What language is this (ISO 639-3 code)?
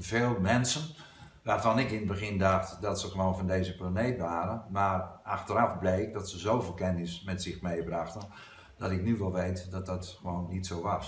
nld